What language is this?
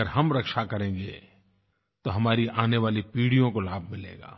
Hindi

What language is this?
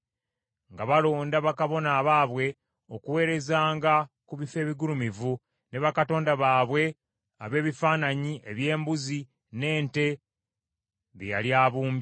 Ganda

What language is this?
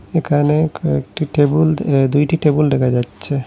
Bangla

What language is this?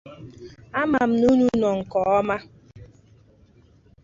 Igbo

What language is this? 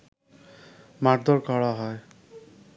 Bangla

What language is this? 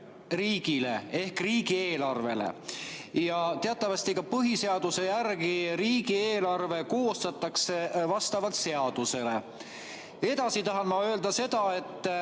Estonian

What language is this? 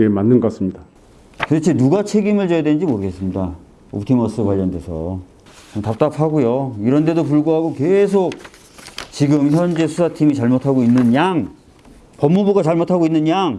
Korean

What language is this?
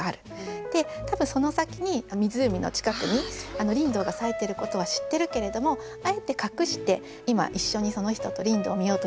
Japanese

